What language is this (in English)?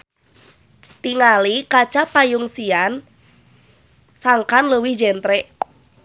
Sundanese